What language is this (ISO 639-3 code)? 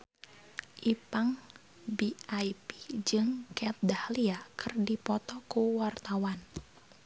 sun